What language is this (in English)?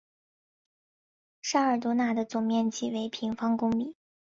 Chinese